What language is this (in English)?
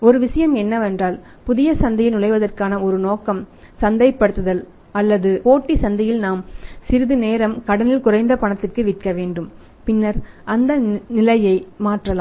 Tamil